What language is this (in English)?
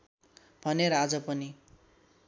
Nepali